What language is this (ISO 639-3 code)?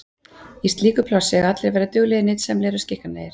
isl